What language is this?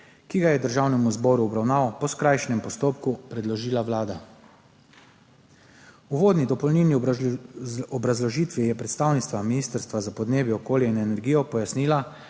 Slovenian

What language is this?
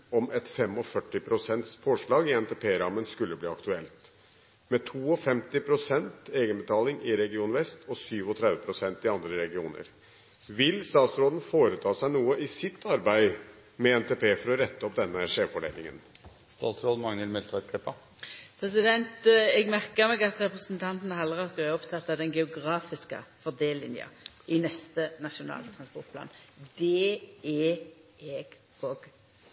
Norwegian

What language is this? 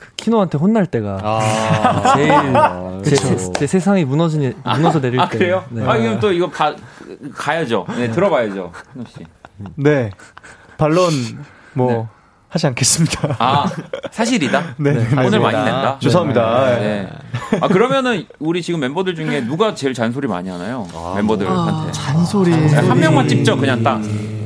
Korean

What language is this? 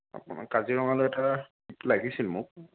Assamese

